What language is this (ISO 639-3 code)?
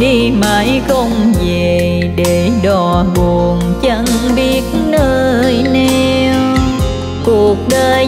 vie